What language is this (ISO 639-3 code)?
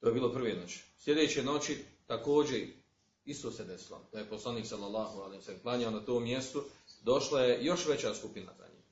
hrv